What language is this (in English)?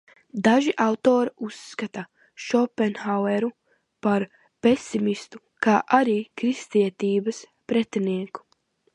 Latvian